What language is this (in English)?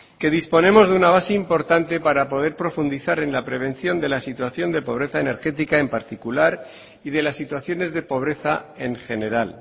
Spanish